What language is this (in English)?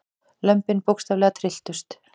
Icelandic